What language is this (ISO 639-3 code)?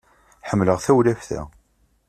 kab